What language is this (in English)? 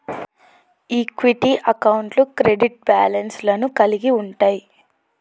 Telugu